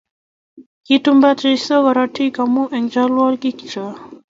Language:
Kalenjin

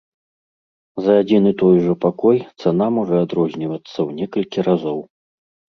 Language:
Belarusian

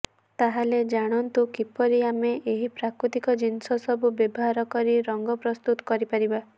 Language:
Odia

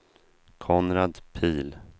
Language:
Swedish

